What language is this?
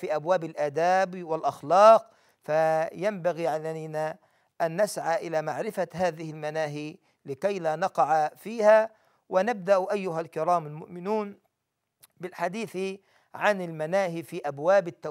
Arabic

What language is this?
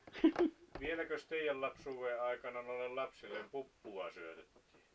Finnish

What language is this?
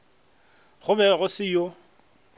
Northern Sotho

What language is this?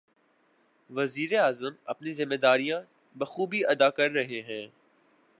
Urdu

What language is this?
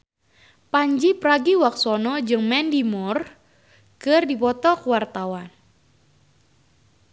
Sundanese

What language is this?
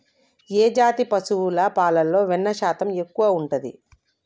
Telugu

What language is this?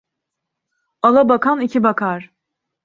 Turkish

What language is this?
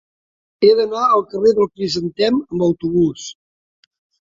Catalan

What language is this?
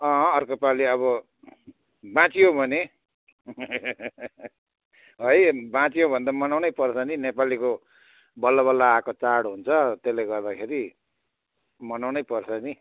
Nepali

